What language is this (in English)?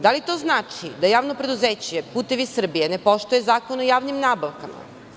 Serbian